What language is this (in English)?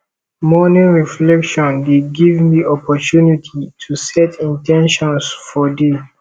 Nigerian Pidgin